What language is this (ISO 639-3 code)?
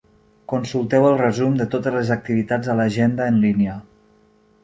cat